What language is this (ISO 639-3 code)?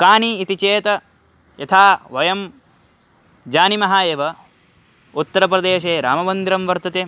san